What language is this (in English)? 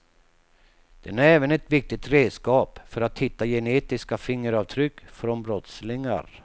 Swedish